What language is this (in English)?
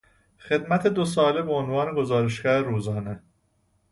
Persian